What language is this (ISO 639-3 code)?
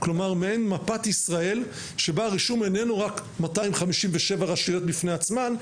heb